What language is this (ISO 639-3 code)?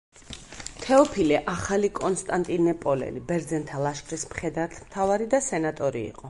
kat